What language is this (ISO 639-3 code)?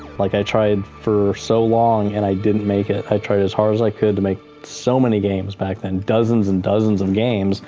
eng